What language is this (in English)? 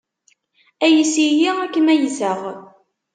Kabyle